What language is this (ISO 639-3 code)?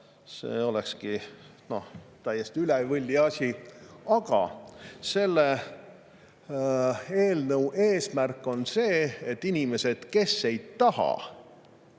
est